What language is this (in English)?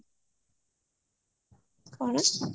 Odia